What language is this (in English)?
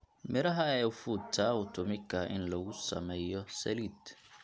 Somali